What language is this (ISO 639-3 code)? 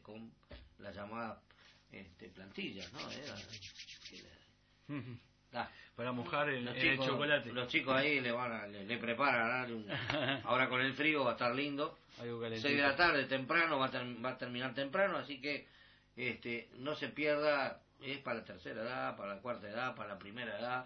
spa